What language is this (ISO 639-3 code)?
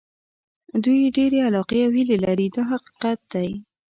pus